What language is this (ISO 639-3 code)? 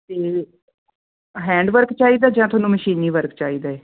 pan